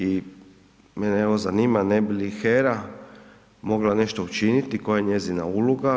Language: Croatian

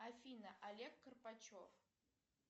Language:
Russian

